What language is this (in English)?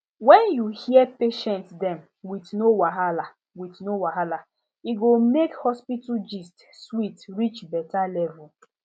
Nigerian Pidgin